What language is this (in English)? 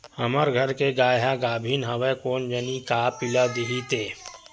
Chhattisgarhi